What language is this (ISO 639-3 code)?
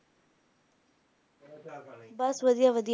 pan